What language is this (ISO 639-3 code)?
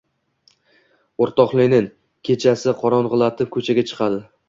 uzb